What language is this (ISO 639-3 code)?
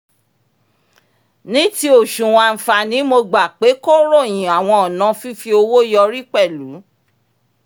yor